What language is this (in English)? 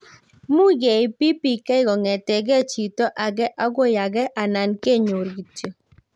Kalenjin